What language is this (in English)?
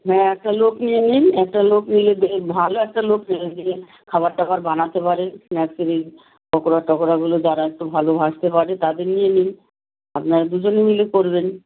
Bangla